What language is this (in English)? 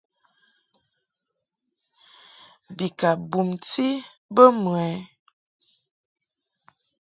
Mungaka